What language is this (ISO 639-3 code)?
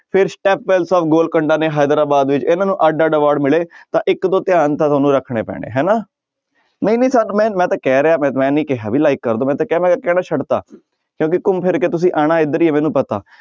pan